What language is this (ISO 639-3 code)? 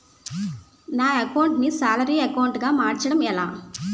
tel